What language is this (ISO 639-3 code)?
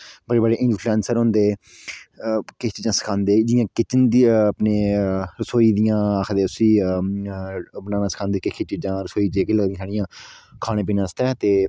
doi